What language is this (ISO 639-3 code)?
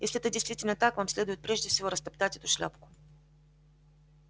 rus